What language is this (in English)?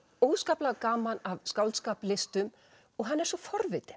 Icelandic